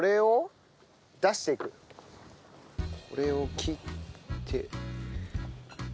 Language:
Japanese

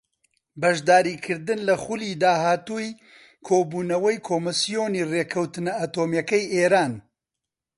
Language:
Central Kurdish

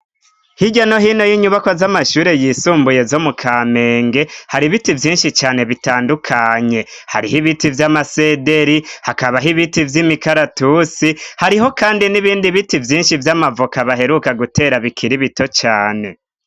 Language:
Rundi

